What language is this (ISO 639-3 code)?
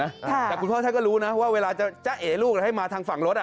tha